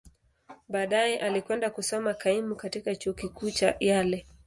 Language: Swahili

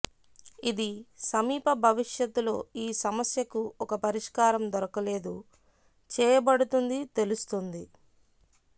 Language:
Telugu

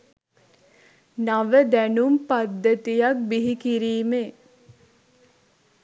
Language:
Sinhala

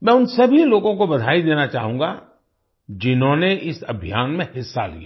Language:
Hindi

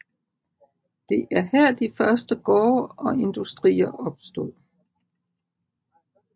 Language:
Danish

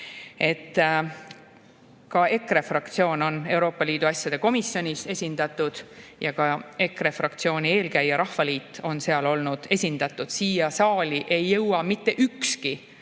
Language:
Estonian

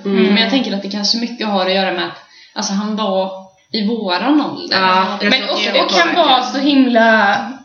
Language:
Swedish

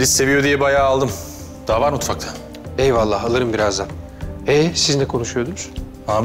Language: Turkish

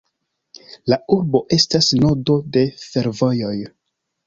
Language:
Esperanto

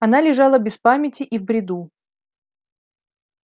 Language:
Russian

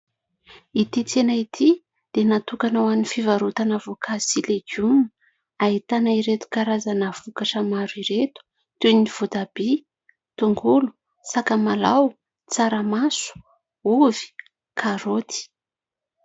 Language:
Malagasy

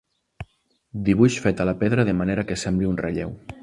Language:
Catalan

